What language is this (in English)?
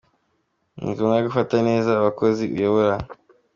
Kinyarwanda